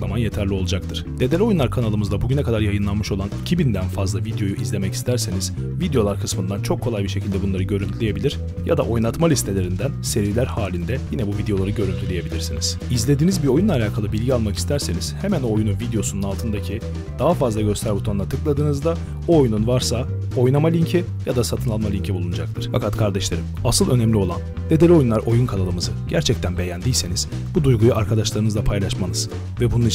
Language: Turkish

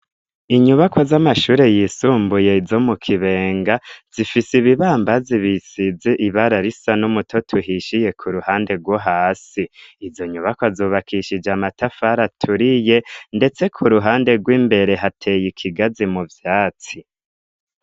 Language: Rundi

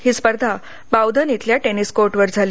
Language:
Marathi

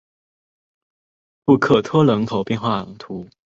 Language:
Chinese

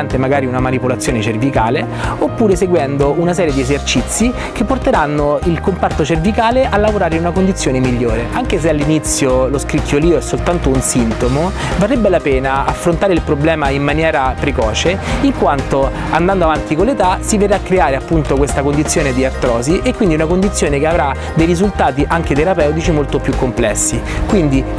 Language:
Italian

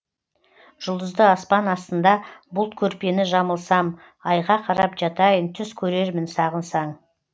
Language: Kazakh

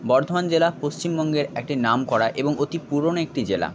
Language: Bangla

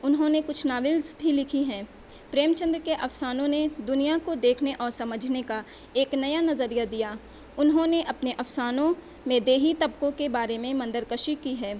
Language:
Urdu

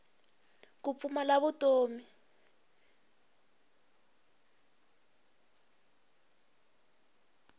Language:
Tsonga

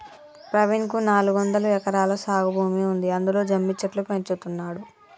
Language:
Telugu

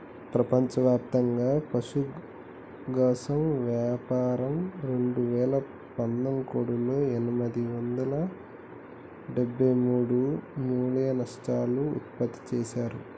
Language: Telugu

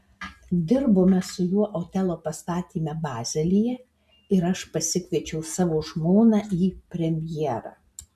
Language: Lithuanian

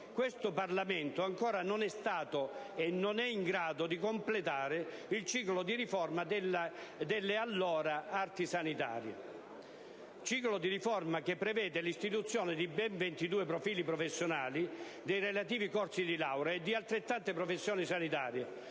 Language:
Italian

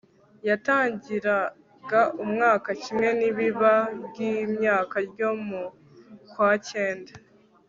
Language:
Kinyarwanda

